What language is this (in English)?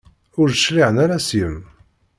Kabyle